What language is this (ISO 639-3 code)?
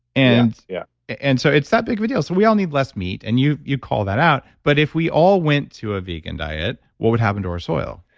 eng